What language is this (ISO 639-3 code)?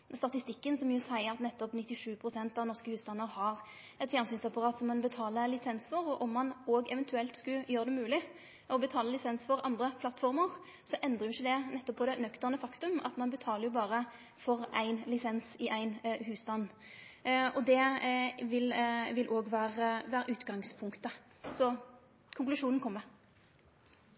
nno